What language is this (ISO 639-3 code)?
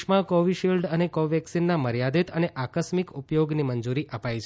guj